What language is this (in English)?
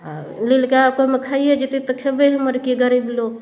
Maithili